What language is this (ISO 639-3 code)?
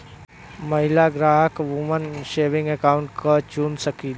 bho